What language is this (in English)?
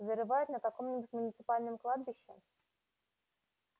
Russian